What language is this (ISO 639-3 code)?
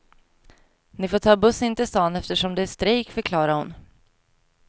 swe